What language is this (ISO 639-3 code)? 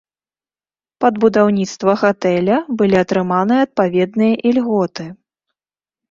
bel